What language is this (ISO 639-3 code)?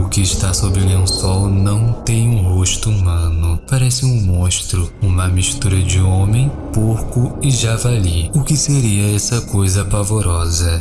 por